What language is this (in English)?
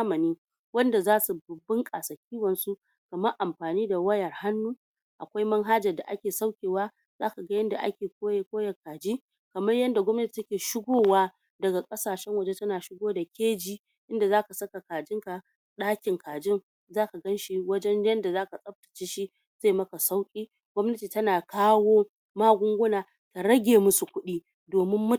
Hausa